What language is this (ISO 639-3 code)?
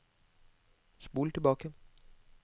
nor